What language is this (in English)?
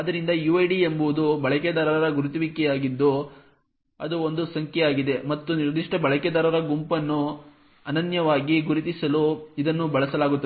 Kannada